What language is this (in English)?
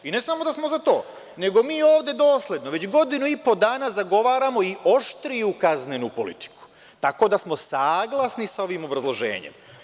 Serbian